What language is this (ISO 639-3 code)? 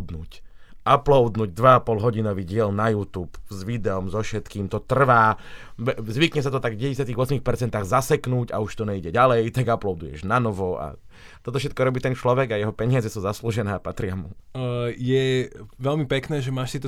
slk